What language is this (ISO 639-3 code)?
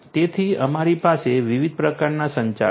guj